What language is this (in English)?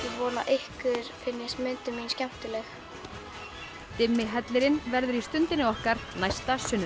Icelandic